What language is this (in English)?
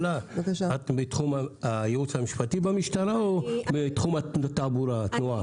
Hebrew